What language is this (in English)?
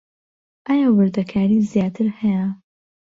Central Kurdish